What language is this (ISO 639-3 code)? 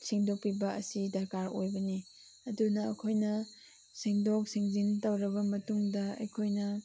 mni